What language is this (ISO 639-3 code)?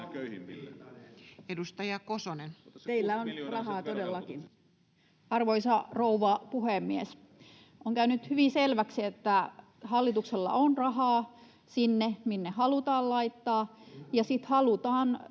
fin